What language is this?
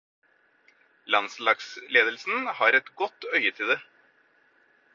Norwegian Bokmål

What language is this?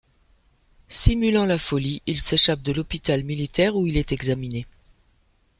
French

